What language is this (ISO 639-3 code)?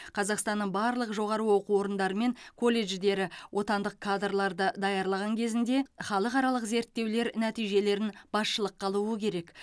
kaz